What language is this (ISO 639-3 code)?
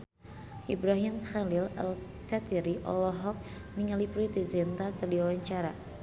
sun